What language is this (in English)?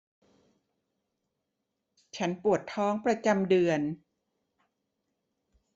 Thai